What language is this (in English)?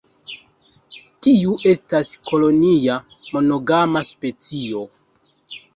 Esperanto